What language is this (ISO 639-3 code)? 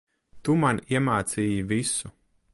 lav